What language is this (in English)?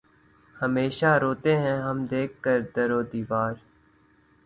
Urdu